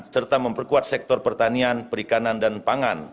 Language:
Indonesian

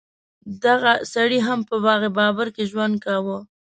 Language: Pashto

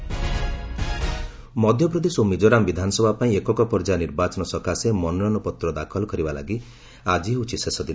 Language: Odia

